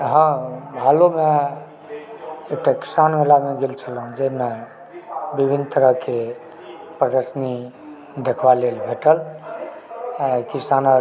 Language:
Maithili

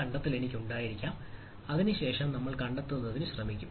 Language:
Malayalam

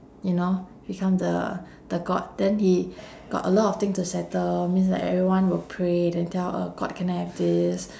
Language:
English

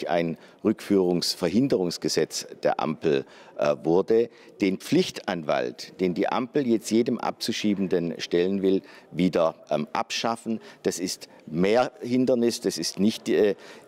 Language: German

